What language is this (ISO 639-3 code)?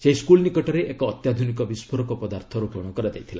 ori